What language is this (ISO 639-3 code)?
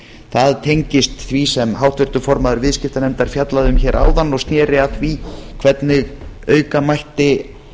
isl